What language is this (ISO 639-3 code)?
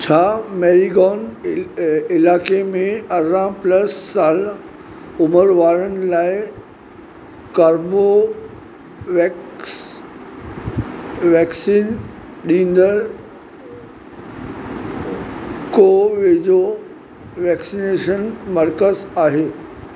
snd